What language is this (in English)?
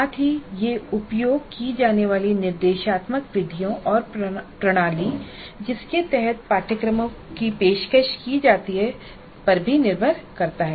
Hindi